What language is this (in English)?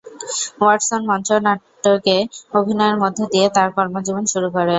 Bangla